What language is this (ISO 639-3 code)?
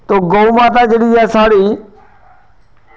doi